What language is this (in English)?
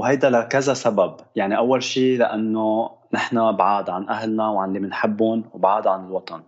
Arabic